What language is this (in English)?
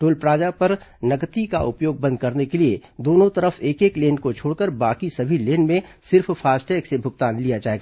Hindi